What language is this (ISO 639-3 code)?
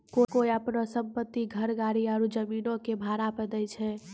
mai